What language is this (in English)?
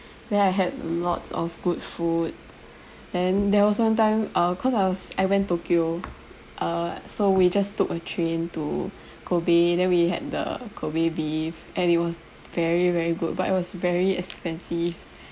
English